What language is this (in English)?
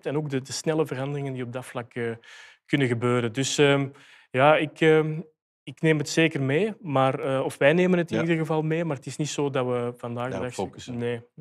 Dutch